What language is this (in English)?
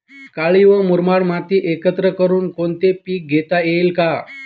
Marathi